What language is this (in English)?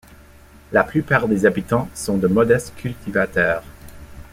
French